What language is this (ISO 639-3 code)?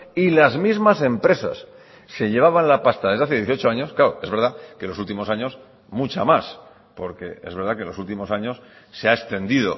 spa